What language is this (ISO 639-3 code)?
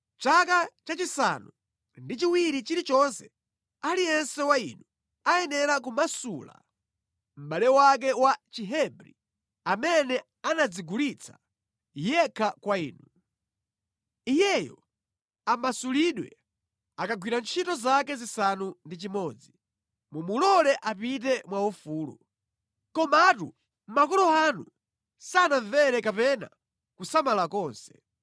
nya